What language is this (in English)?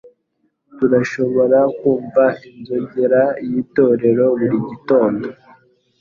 Kinyarwanda